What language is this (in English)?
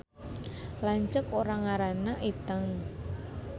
Sundanese